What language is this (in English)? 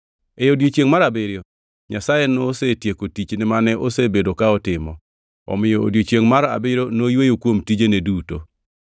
Luo (Kenya and Tanzania)